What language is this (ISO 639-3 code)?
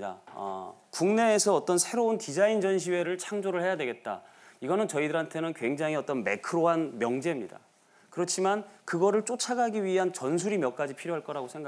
kor